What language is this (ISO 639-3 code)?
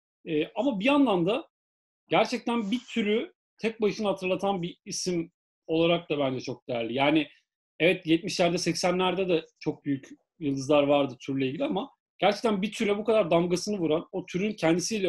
tur